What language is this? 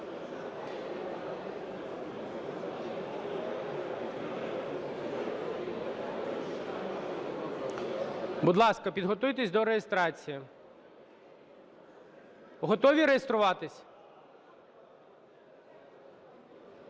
Ukrainian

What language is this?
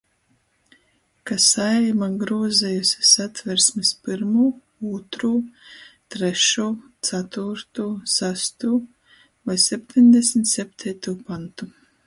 Latgalian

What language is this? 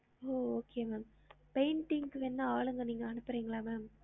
Tamil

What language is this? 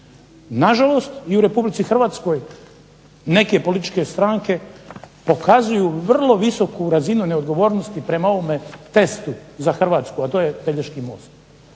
Croatian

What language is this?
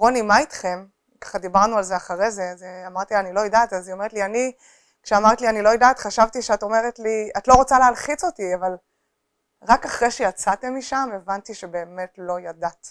Hebrew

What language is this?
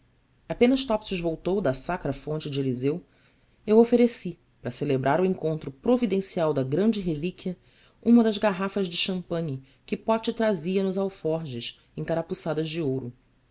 Portuguese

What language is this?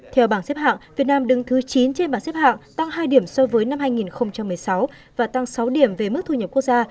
Vietnamese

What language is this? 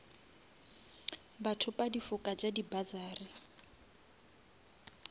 Northern Sotho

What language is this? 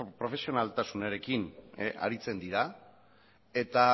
Basque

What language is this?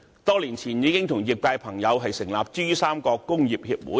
Cantonese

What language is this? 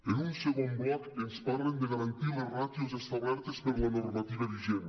Catalan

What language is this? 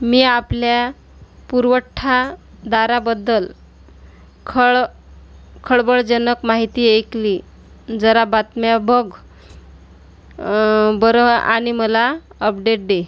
Marathi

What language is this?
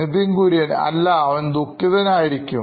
Malayalam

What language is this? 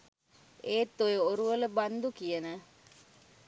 Sinhala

